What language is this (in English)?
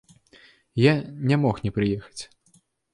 Belarusian